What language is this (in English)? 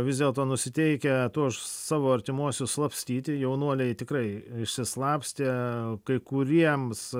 Lithuanian